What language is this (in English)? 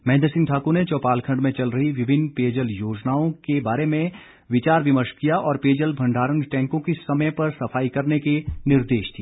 Hindi